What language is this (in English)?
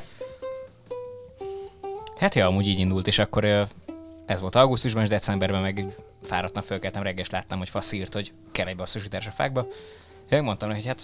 Hungarian